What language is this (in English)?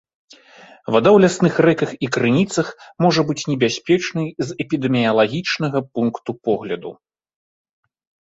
Belarusian